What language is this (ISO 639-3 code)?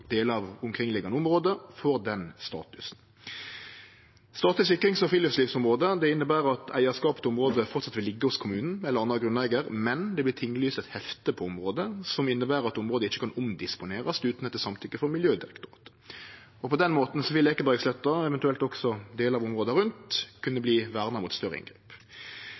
nno